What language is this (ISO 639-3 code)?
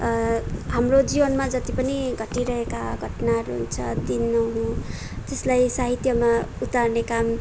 nep